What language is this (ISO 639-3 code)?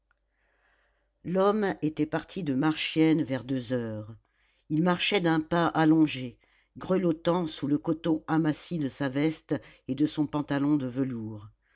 fra